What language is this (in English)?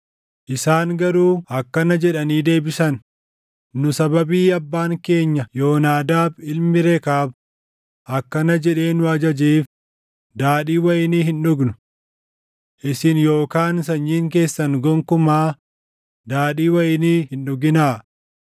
Oromo